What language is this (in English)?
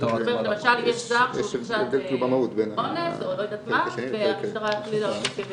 Hebrew